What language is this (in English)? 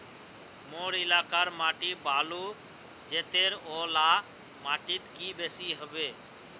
Magahi